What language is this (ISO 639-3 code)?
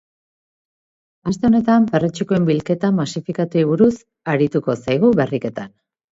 eus